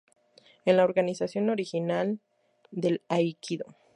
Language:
Spanish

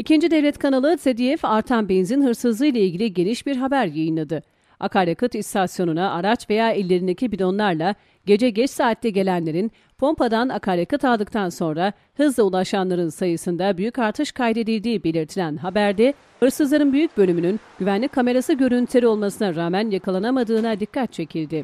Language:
Turkish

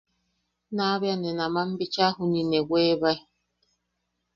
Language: Yaqui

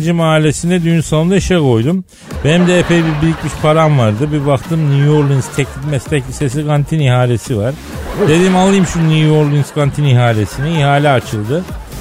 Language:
Turkish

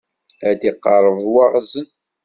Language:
Kabyle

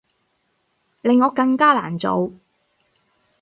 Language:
Cantonese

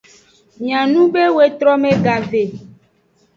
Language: Aja (Benin)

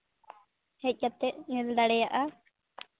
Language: Santali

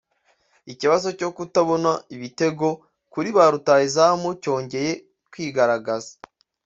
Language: Kinyarwanda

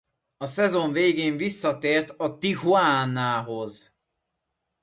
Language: Hungarian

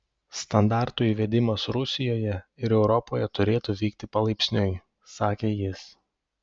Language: Lithuanian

